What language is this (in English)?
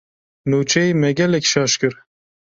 Kurdish